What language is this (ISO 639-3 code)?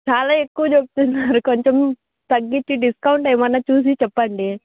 tel